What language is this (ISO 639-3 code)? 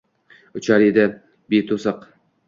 uzb